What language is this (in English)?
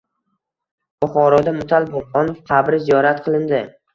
Uzbek